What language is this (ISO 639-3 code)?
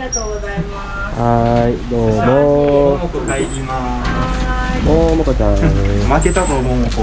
jpn